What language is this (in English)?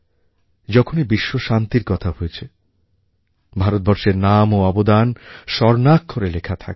Bangla